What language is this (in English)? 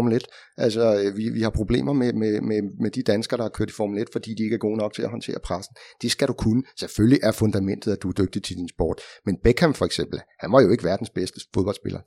Danish